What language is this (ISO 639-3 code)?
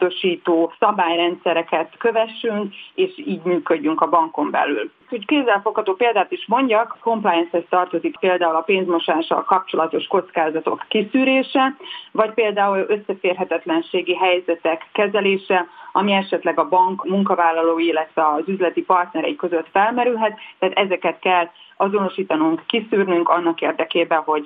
hun